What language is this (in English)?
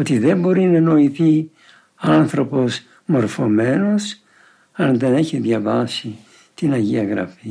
Greek